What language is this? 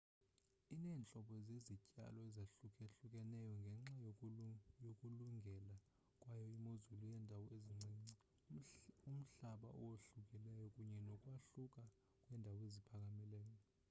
Xhosa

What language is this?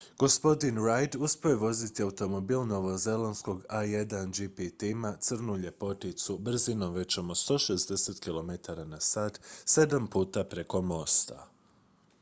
Croatian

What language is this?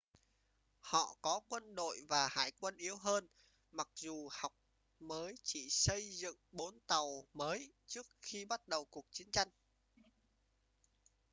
Vietnamese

